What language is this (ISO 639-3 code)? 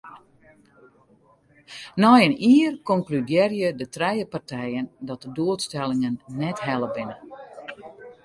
fry